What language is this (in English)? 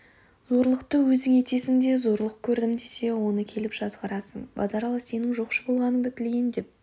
Kazakh